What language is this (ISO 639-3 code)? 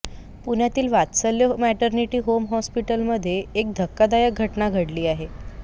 mar